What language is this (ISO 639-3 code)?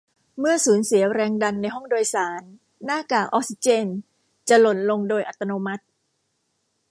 tha